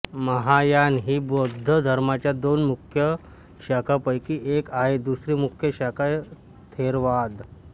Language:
Marathi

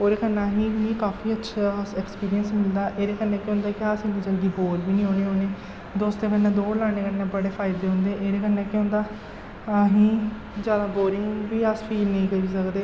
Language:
Dogri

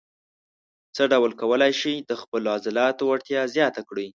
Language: Pashto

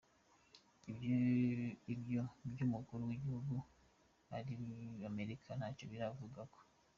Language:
Kinyarwanda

